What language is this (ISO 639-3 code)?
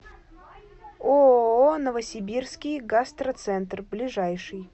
rus